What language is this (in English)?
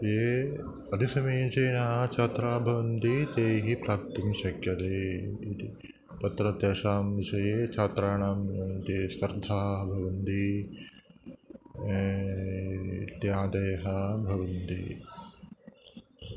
Sanskrit